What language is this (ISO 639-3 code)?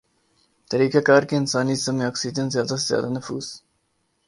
urd